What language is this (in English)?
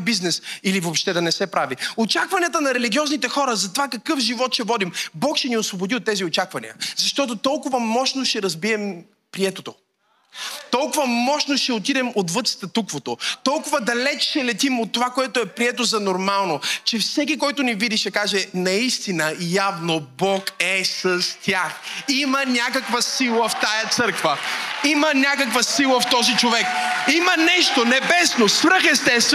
Bulgarian